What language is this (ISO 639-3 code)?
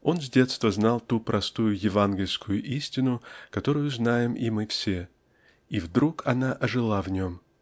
rus